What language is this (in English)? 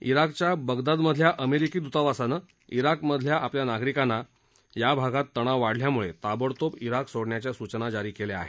Marathi